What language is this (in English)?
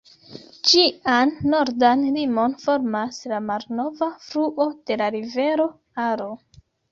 Esperanto